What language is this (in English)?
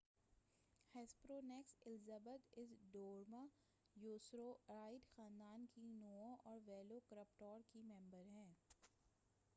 Urdu